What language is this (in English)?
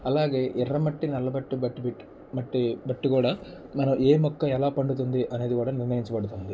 Telugu